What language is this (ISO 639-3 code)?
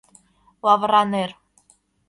chm